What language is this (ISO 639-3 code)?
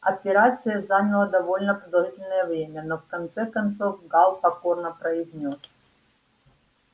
rus